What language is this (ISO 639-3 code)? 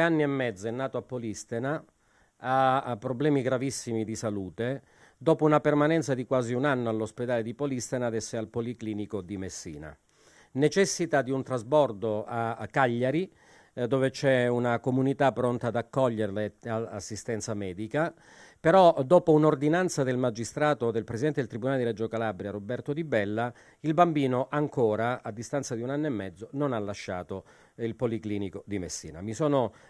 ita